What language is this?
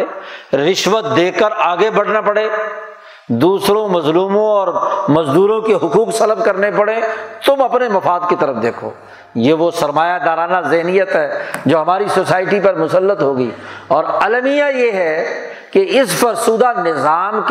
Urdu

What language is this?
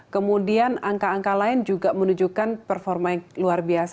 Indonesian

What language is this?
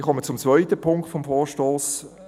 Swiss German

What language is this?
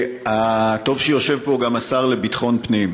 Hebrew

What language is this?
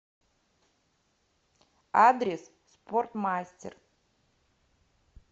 Russian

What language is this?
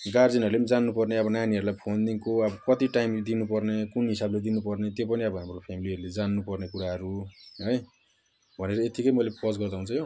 Nepali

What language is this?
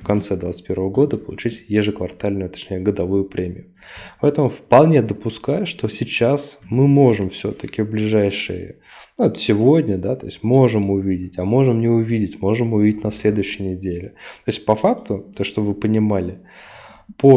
Russian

